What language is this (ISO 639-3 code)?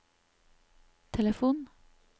nor